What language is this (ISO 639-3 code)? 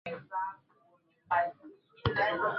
swa